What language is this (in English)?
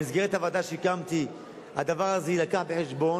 Hebrew